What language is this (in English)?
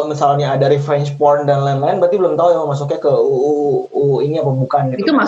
Indonesian